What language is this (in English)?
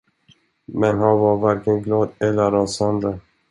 Swedish